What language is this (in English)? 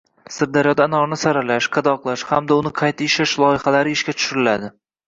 Uzbek